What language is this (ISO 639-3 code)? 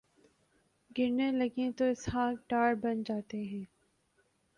urd